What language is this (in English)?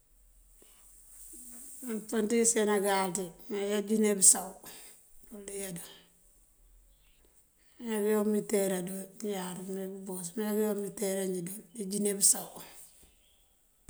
Mandjak